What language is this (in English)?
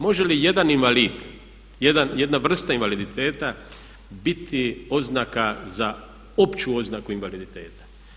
Croatian